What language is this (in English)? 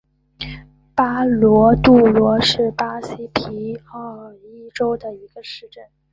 Chinese